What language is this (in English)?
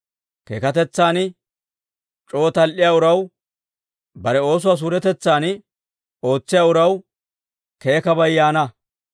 Dawro